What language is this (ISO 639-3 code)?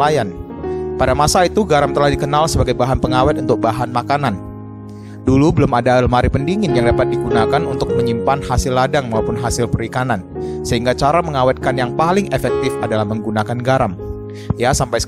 ind